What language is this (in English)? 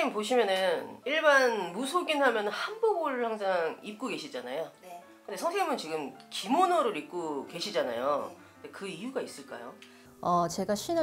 Korean